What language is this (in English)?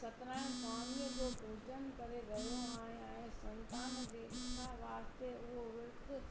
Sindhi